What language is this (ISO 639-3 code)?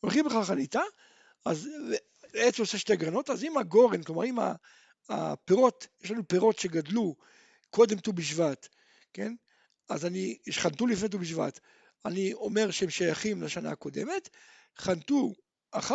heb